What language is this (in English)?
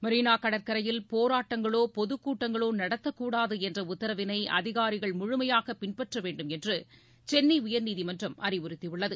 Tamil